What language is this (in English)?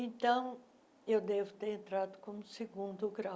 Portuguese